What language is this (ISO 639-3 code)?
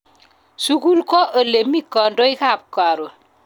kln